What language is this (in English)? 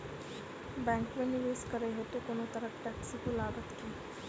Maithili